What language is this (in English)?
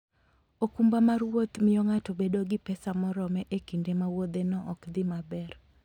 Luo (Kenya and Tanzania)